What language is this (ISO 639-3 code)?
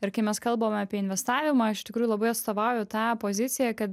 lit